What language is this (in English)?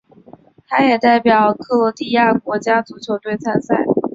Chinese